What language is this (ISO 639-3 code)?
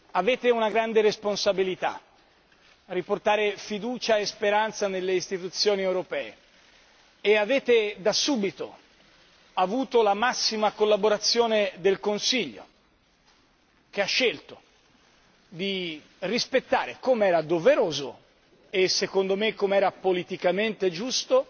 ita